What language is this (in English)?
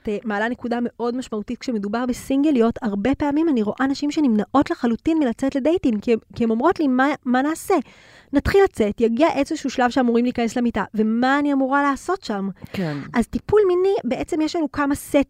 Hebrew